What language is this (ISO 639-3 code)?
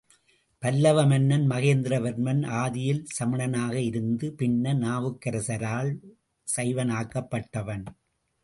tam